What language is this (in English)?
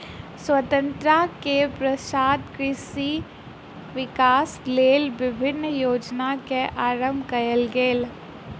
Maithili